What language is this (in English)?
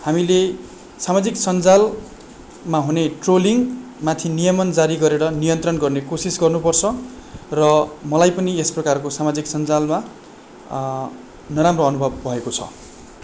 Nepali